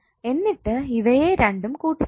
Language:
Malayalam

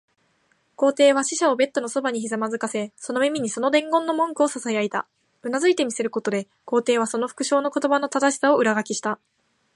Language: Japanese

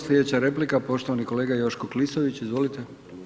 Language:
Croatian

